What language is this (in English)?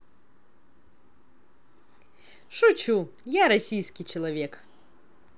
Russian